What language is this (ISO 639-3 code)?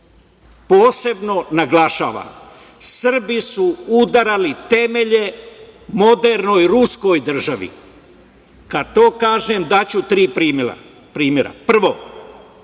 srp